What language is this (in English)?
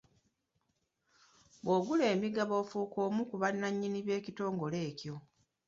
Ganda